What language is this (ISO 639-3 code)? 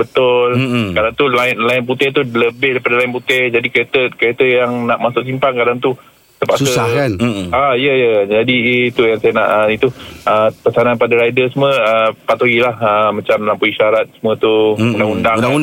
msa